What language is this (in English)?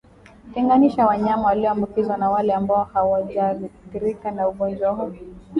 Swahili